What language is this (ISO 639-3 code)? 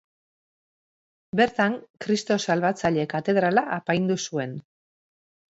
eus